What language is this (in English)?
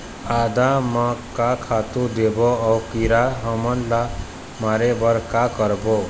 Chhattisgarhi